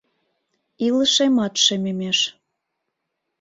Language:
Mari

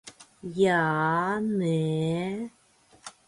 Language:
Latvian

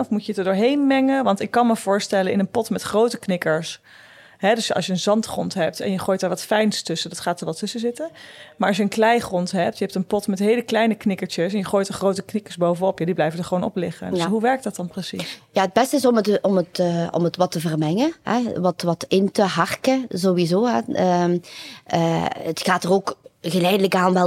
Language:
Dutch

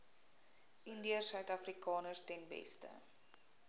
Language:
Afrikaans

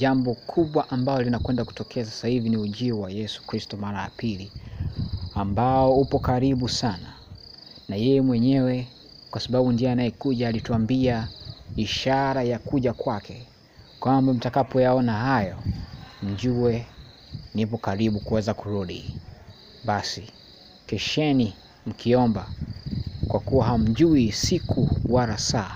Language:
Swahili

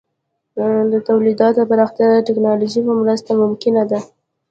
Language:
Pashto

